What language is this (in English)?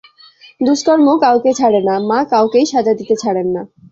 Bangla